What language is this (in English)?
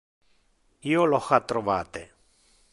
Interlingua